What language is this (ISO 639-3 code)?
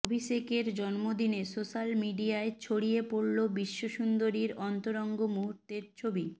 ben